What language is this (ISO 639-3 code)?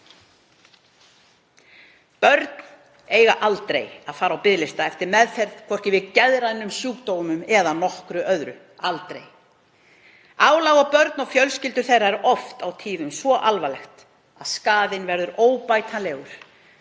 isl